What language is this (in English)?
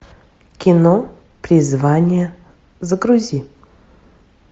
Russian